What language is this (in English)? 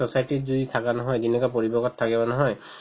Assamese